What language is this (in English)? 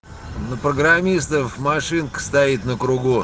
Russian